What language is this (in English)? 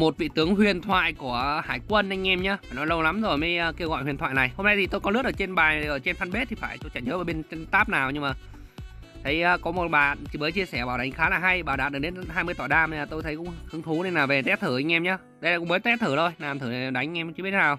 Vietnamese